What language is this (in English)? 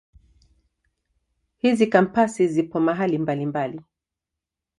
Swahili